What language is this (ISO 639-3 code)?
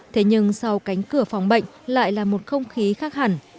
vie